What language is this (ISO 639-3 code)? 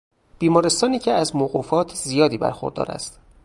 fas